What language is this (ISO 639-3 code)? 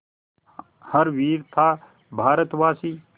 hin